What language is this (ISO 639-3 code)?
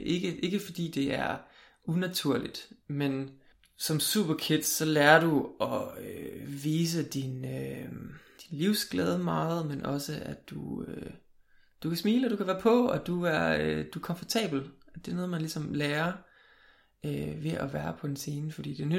dan